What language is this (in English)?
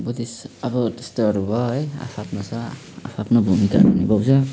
Nepali